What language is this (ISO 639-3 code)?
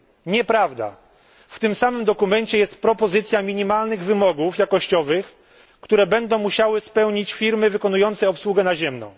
pol